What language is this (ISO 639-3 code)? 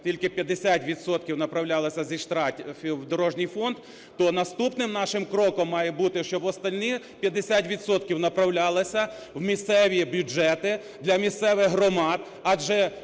ukr